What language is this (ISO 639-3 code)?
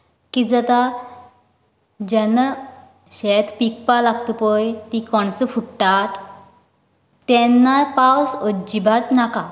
kok